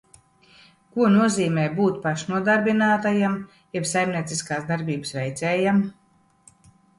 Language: Latvian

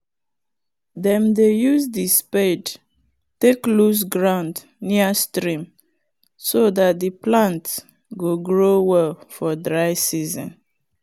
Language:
Nigerian Pidgin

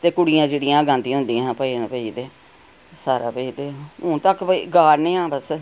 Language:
Dogri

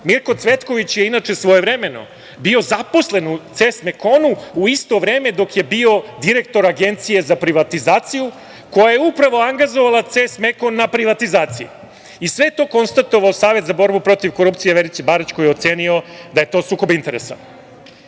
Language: Serbian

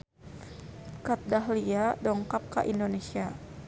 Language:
Sundanese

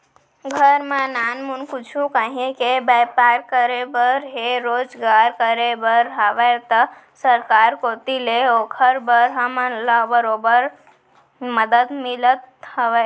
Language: Chhattisgarhi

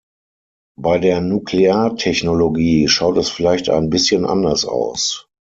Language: German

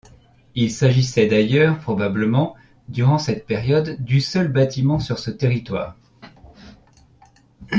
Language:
French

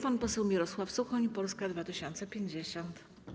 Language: Polish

